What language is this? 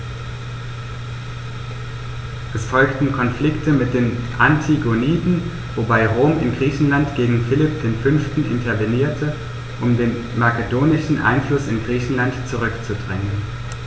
German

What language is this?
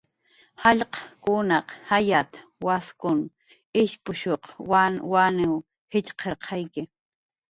Jaqaru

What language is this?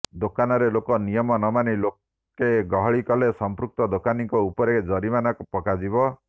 Odia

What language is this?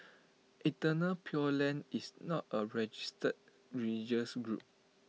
English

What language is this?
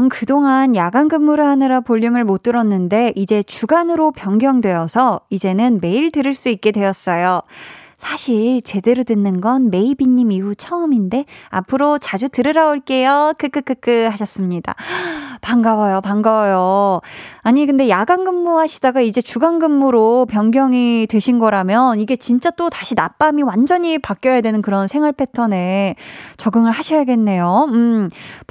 Korean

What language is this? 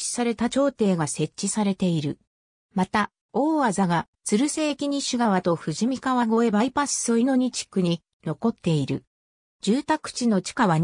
Japanese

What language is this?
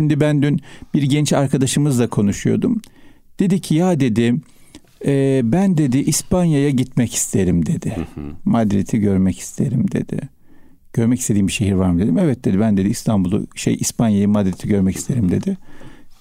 Turkish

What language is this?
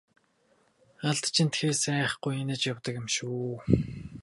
Mongolian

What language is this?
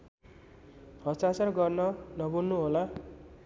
Nepali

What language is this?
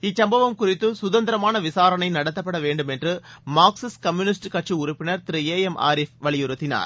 Tamil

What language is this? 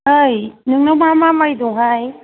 Bodo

